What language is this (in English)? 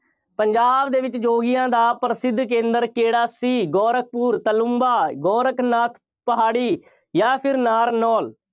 Punjabi